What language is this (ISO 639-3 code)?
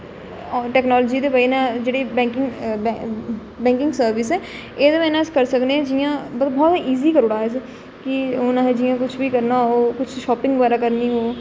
doi